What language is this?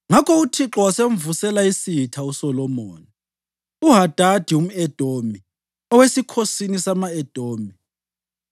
North Ndebele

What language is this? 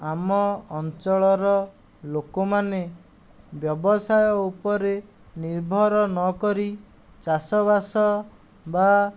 Odia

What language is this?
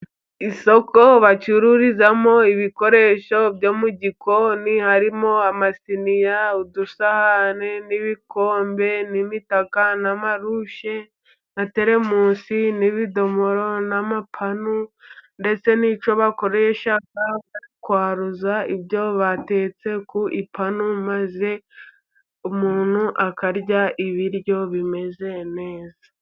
Kinyarwanda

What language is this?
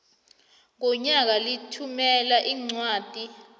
South Ndebele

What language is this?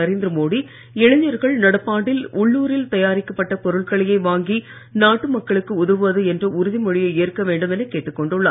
Tamil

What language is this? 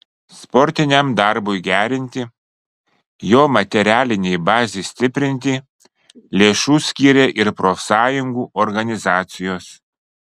Lithuanian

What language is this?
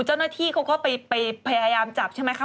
Thai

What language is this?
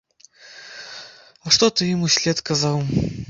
Belarusian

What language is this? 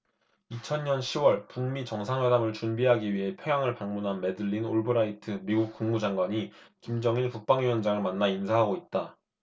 Korean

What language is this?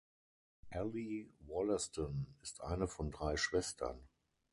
German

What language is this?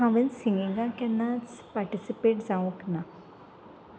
Konkani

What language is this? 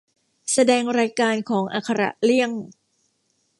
Thai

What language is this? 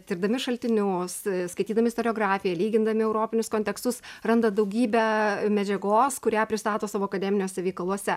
Lithuanian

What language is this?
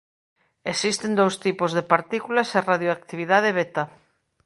Galician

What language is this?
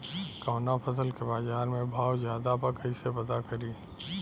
Bhojpuri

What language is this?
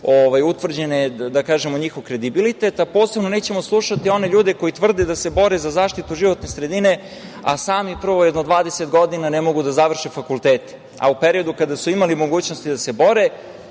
Serbian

